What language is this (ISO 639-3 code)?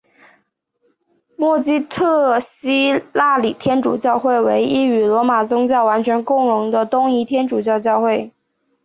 zho